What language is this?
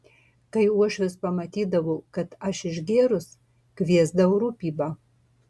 Lithuanian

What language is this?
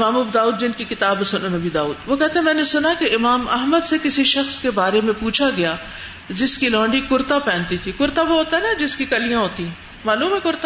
Urdu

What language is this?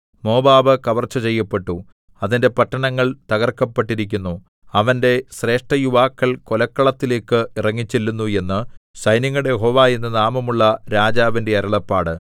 Malayalam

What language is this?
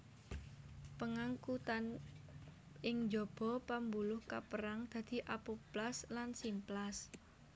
Javanese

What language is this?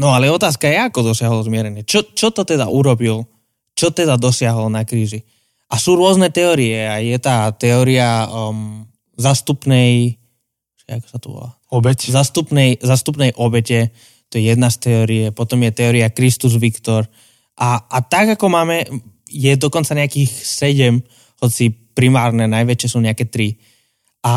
Slovak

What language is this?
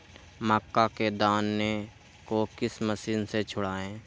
Magahi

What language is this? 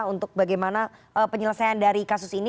Indonesian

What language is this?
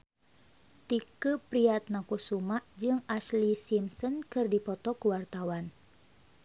Sundanese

